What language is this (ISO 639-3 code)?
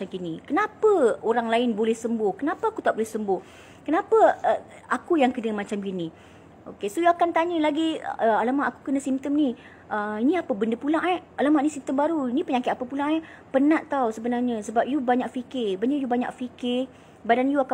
msa